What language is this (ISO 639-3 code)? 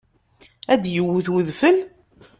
kab